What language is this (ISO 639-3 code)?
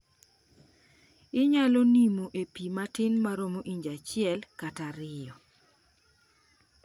luo